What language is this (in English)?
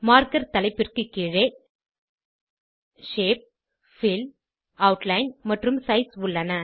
Tamil